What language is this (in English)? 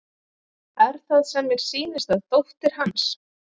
Icelandic